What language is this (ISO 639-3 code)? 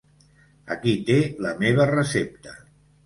cat